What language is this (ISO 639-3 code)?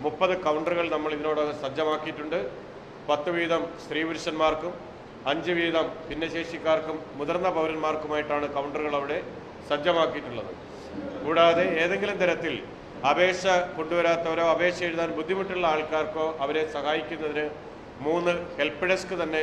ron